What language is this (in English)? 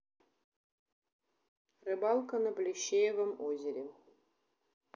Russian